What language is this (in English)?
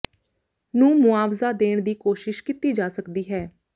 Punjabi